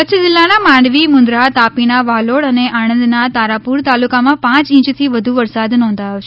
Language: Gujarati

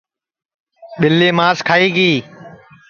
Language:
Sansi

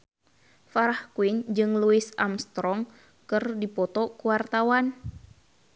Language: Sundanese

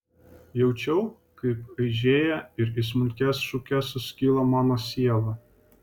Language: Lithuanian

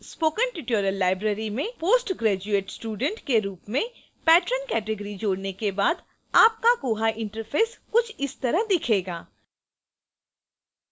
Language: Hindi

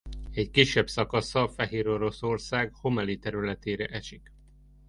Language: Hungarian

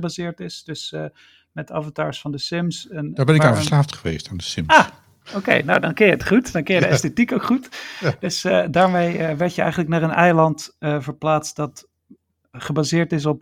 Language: Dutch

